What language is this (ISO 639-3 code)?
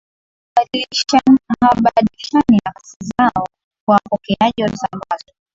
swa